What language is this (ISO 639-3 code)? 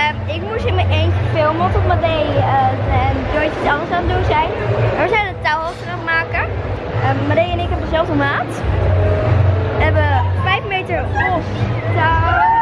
nld